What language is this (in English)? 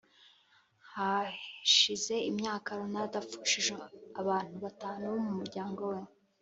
Kinyarwanda